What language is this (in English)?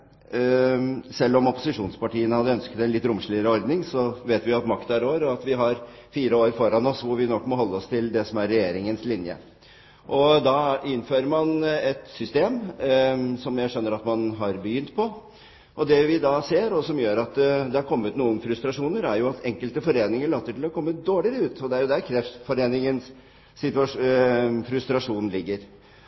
Norwegian Bokmål